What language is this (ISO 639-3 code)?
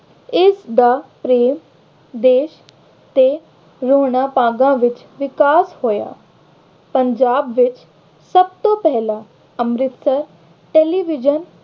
pan